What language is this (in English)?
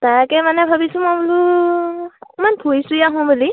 Assamese